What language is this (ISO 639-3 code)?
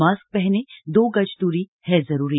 hin